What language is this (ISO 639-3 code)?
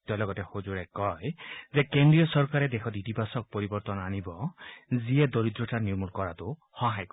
asm